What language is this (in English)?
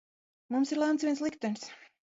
Latvian